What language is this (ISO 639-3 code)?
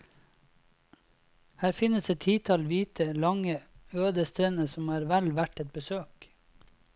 nor